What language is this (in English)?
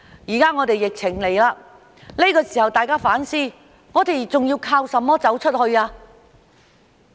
Cantonese